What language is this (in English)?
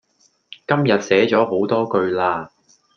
Cantonese